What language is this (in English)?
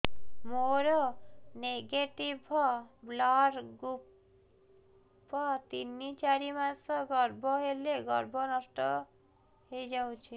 Odia